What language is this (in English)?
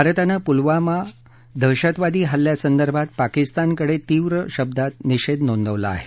Marathi